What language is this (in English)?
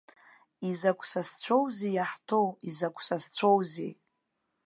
Abkhazian